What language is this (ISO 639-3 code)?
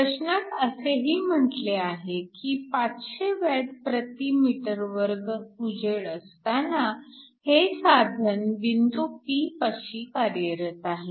mar